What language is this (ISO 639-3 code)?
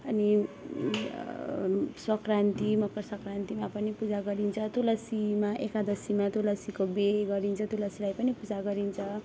nep